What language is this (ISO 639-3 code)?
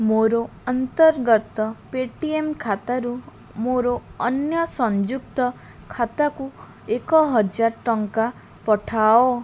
ori